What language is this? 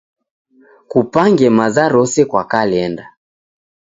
Taita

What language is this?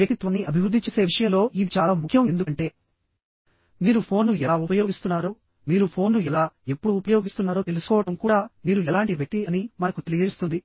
Telugu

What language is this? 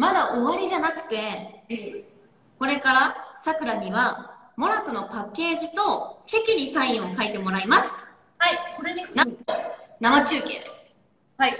Japanese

